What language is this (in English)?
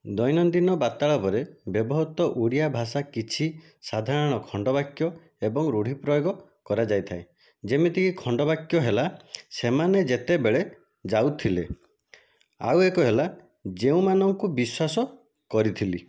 Odia